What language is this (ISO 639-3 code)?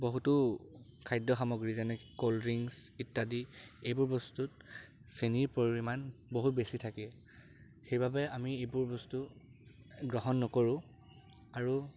asm